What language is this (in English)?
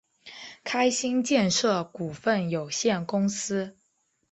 Chinese